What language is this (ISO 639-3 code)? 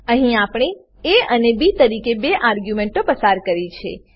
guj